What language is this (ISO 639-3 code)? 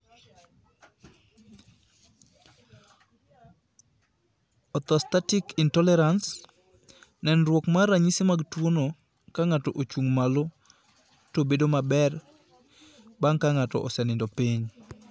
luo